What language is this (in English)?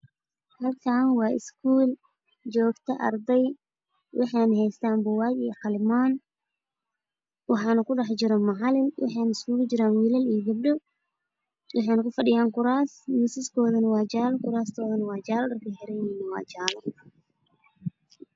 Somali